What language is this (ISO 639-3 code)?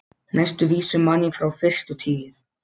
isl